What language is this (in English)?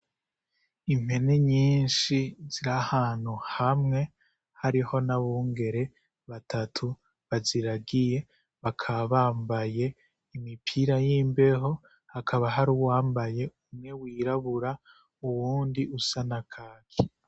Rundi